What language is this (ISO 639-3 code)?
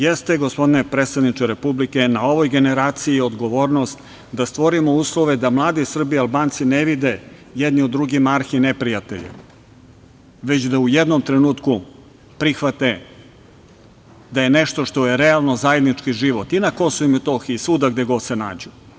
srp